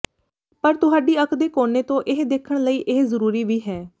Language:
Punjabi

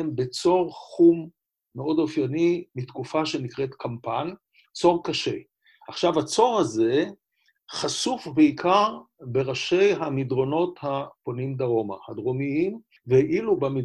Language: Hebrew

